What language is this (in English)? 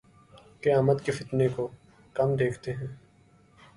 Urdu